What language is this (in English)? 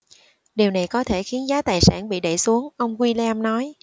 Vietnamese